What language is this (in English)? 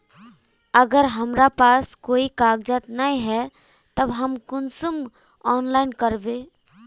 Magahi